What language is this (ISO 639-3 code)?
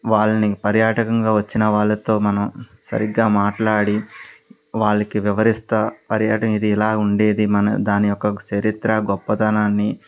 tel